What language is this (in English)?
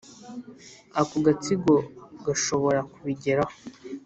Kinyarwanda